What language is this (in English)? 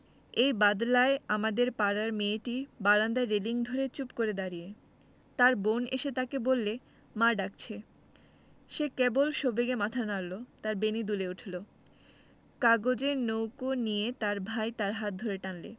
Bangla